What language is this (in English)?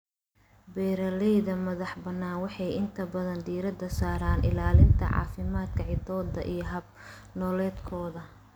Somali